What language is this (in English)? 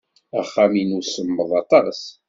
Kabyle